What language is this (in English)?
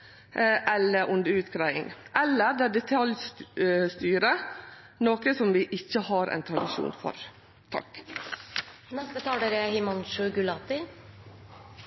Norwegian